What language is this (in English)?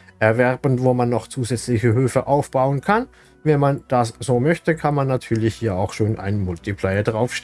German